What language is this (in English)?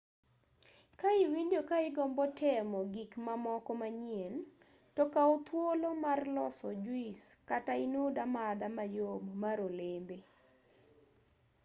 Luo (Kenya and Tanzania)